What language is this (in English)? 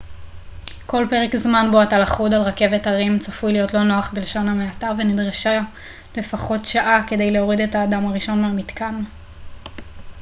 Hebrew